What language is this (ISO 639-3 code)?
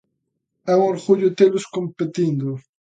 glg